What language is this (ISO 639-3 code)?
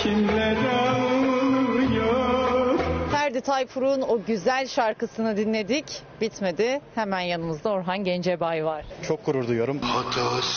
tur